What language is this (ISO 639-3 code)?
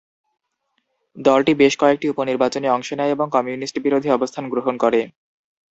ben